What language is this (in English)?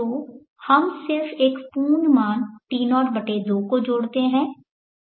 Hindi